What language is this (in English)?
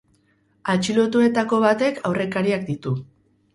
Basque